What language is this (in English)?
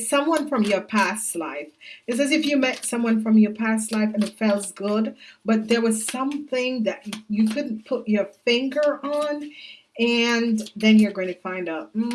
English